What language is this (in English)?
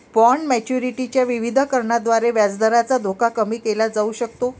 Marathi